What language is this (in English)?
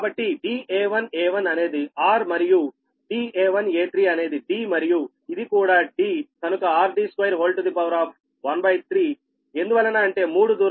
Telugu